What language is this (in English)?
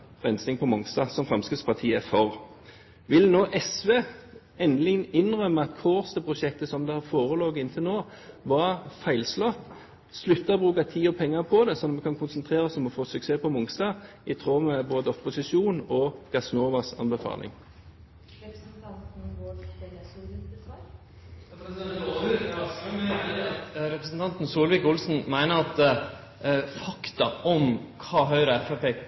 Norwegian